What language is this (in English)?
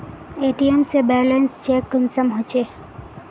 Magahi